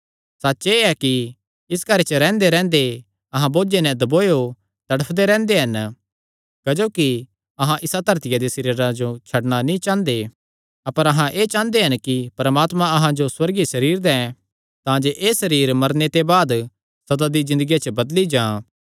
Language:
Kangri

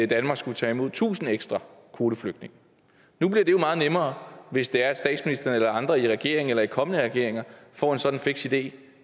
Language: Danish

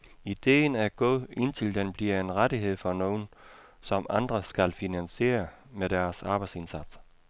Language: Danish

